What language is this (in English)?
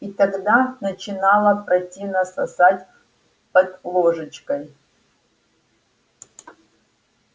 Russian